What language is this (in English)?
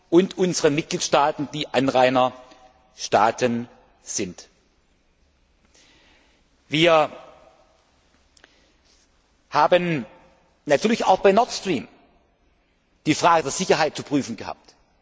German